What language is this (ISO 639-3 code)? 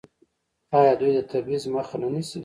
pus